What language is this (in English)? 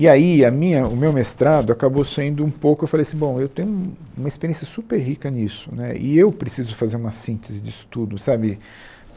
Portuguese